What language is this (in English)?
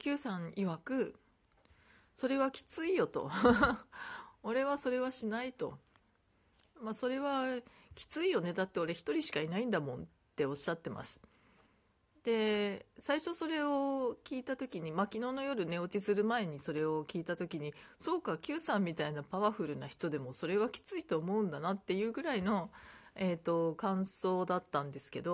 Japanese